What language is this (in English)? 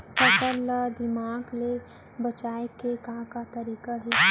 Chhattisgarhi